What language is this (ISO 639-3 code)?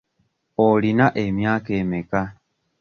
lug